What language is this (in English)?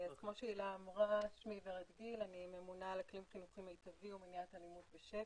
Hebrew